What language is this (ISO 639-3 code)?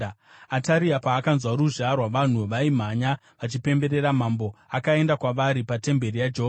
sna